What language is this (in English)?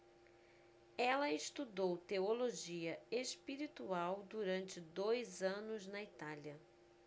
Portuguese